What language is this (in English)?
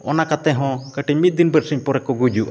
Santali